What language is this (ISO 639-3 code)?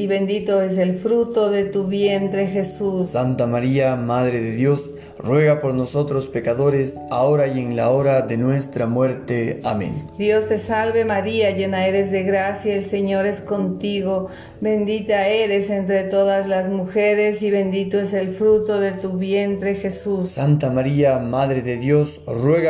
spa